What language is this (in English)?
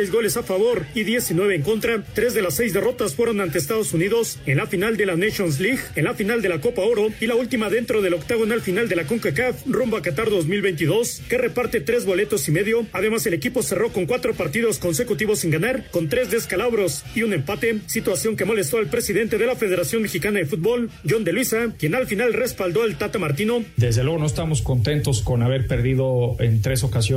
Spanish